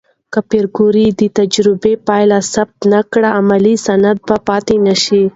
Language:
Pashto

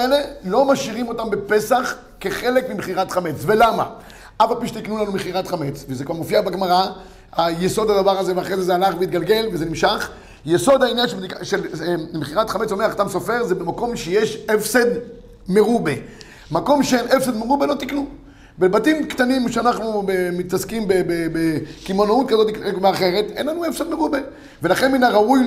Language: Hebrew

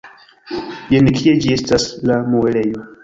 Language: Esperanto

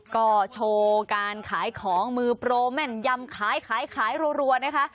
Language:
Thai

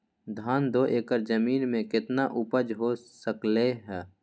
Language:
Magahi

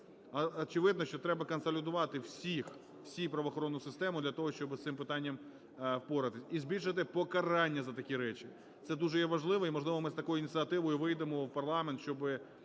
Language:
Ukrainian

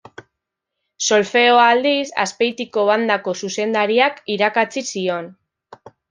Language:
Basque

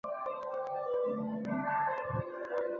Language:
Chinese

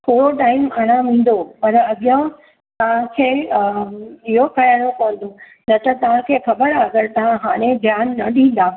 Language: Sindhi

